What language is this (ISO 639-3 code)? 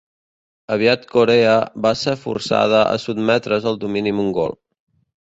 cat